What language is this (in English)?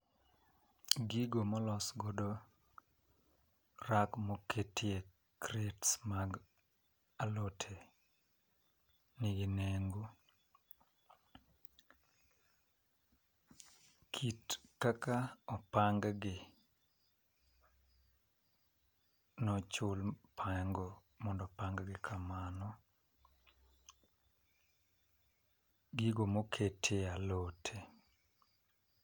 Luo (Kenya and Tanzania)